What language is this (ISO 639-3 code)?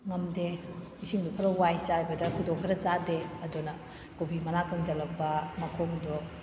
mni